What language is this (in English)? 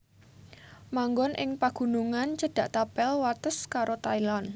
Javanese